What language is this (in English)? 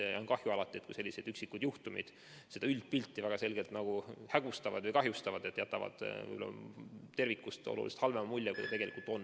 Estonian